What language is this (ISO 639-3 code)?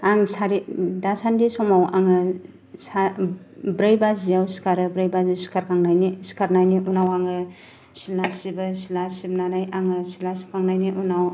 brx